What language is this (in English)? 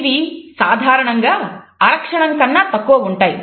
Telugu